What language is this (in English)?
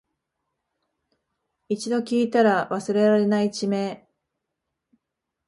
Japanese